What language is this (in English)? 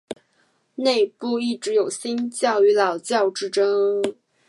Chinese